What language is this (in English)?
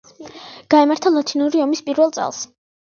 Georgian